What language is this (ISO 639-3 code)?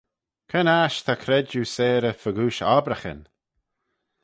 glv